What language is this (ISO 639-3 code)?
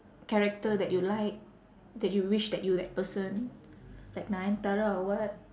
eng